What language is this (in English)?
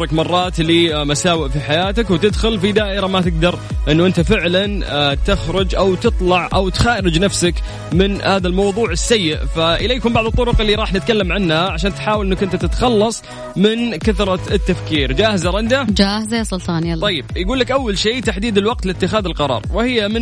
Arabic